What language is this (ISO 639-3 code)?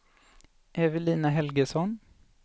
swe